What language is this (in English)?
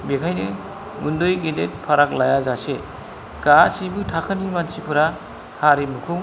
Bodo